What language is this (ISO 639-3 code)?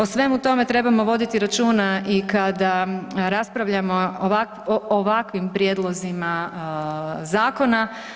hrv